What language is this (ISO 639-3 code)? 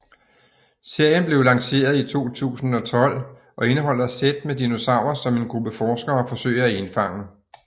dan